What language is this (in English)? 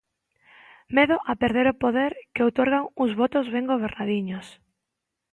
Galician